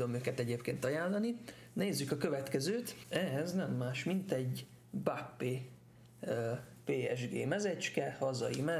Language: Hungarian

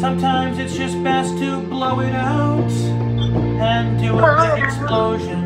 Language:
English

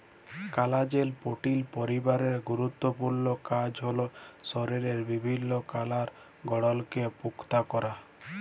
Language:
Bangla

